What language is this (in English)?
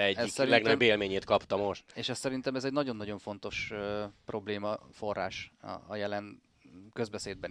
Hungarian